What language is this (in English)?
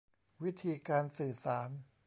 Thai